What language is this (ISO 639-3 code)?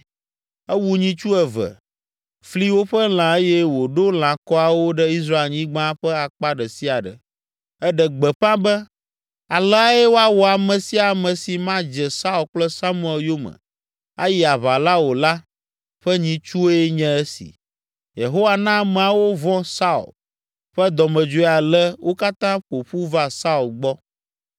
ewe